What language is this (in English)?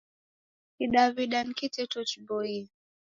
Taita